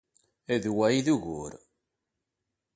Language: Kabyle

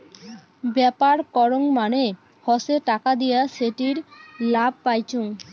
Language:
Bangla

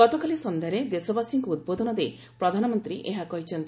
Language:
Odia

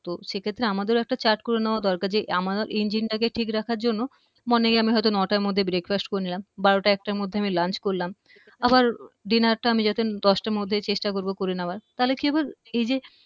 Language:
Bangla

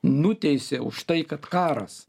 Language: Lithuanian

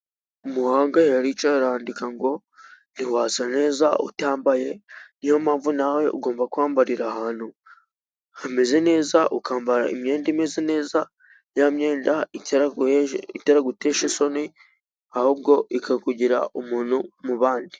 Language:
Kinyarwanda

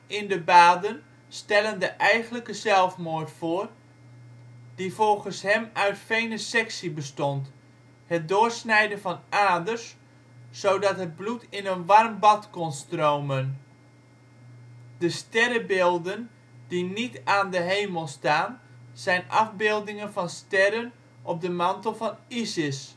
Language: Dutch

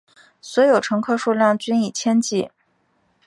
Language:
Chinese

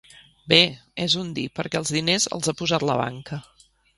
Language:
Catalan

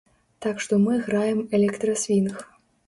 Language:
Belarusian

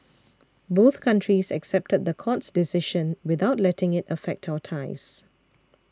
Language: English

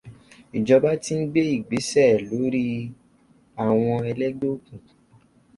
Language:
Yoruba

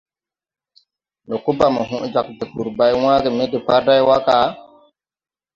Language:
Tupuri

